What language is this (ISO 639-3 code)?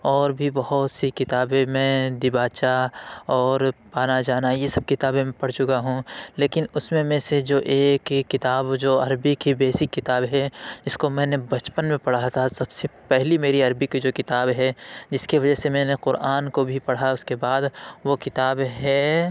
urd